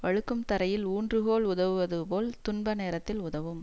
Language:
Tamil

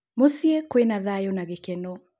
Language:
Kikuyu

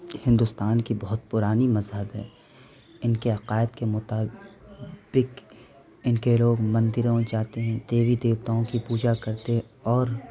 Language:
Urdu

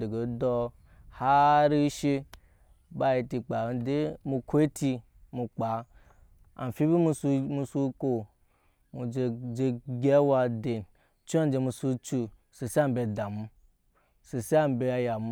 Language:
Nyankpa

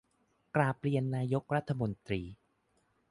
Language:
Thai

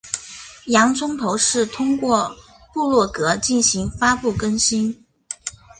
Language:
Chinese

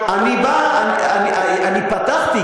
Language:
Hebrew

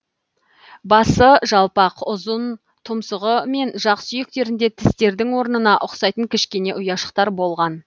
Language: Kazakh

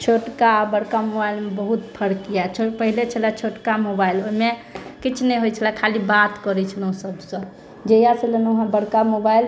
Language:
Maithili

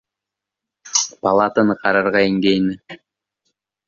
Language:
Bashkir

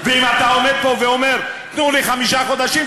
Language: Hebrew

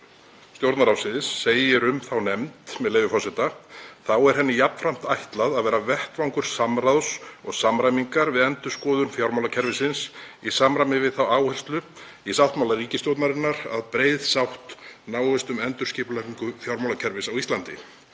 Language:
Icelandic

